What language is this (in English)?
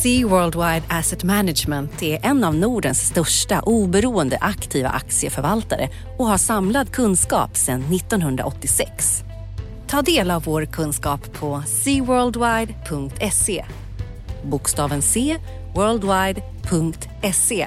Swedish